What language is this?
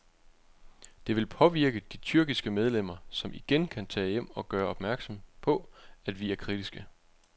Danish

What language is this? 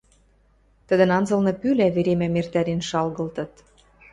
Western Mari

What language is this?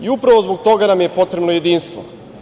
Serbian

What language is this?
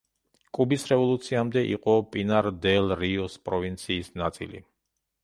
Georgian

